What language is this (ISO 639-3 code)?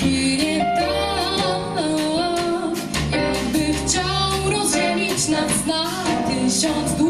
pol